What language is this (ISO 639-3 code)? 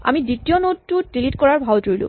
asm